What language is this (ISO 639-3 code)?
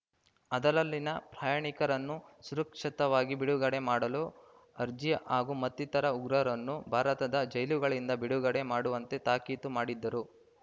kan